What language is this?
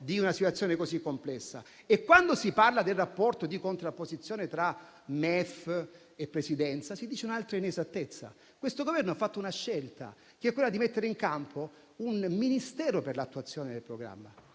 Italian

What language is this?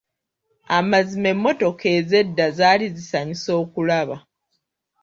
Ganda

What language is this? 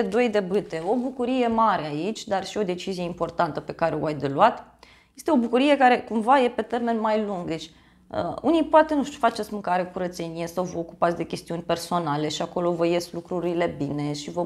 Romanian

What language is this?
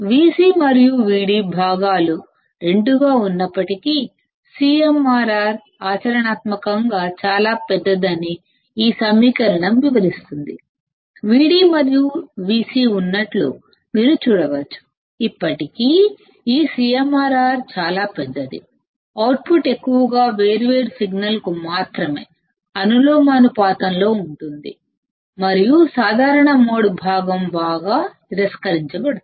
Telugu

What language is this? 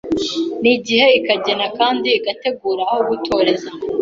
Kinyarwanda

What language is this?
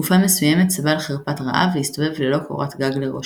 Hebrew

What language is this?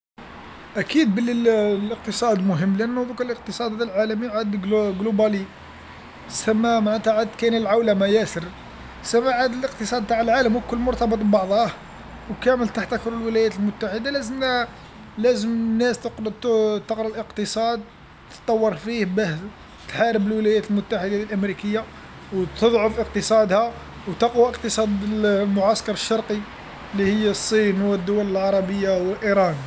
Algerian Arabic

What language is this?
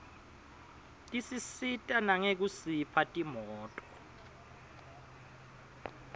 Swati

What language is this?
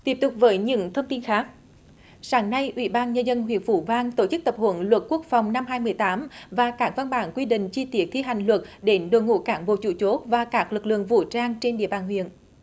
Vietnamese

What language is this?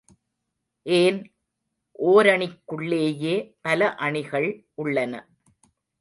Tamil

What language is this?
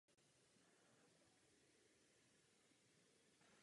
Czech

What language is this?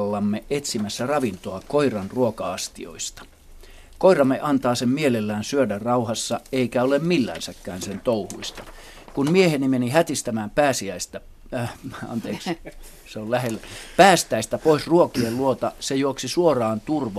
Finnish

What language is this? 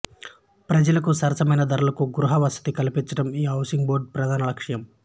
Telugu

